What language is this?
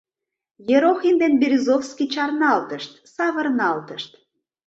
Mari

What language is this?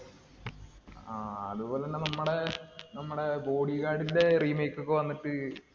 Malayalam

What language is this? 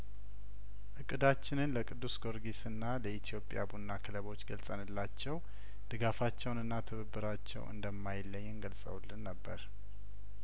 Amharic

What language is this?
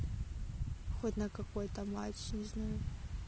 Russian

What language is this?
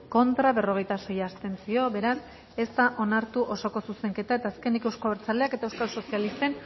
Basque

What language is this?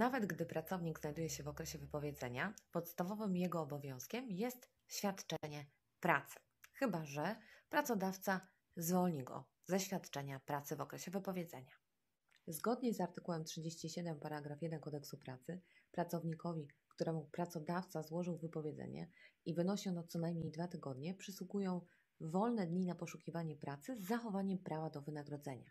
Polish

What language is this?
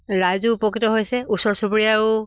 Assamese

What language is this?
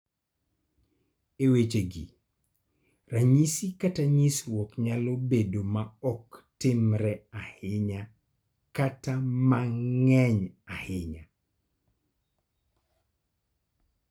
Luo (Kenya and Tanzania)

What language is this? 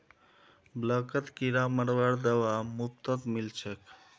Magahi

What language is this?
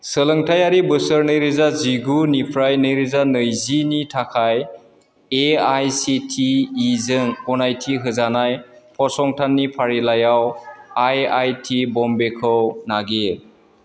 Bodo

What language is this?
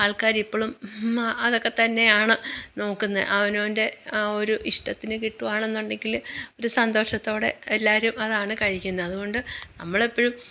Malayalam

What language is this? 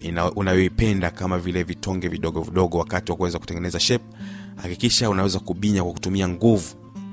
Swahili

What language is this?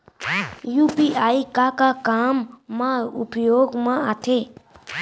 Chhattisgarhi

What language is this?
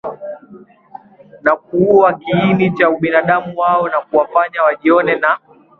Swahili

